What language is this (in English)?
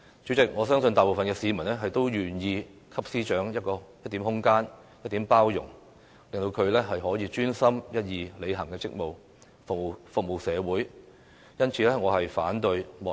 Cantonese